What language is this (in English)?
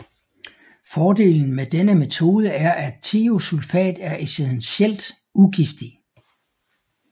Danish